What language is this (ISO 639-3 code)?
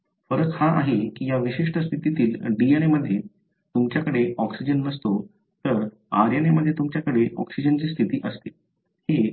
mar